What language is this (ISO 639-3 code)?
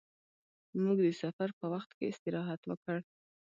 pus